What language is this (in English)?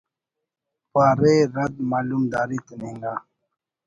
Brahui